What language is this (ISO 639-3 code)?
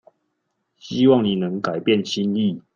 zho